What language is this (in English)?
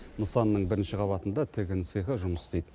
Kazakh